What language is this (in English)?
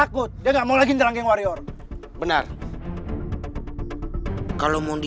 Indonesian